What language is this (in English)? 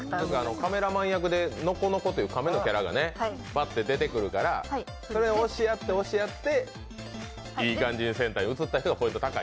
Japanese